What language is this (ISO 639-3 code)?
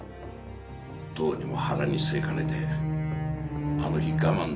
jpn